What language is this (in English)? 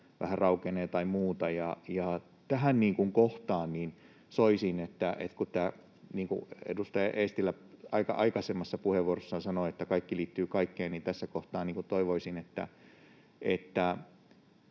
Finnish